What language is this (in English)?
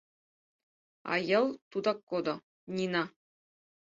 Mari